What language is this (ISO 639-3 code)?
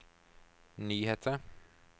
nor